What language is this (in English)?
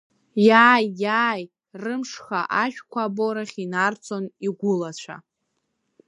Abkhazian